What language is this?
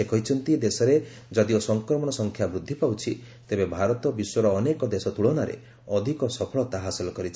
Odia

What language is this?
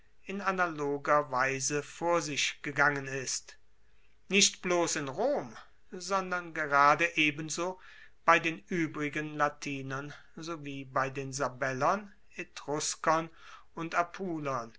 German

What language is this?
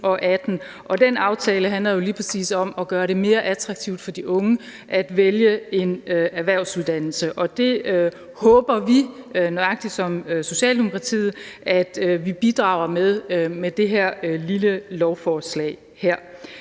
Danish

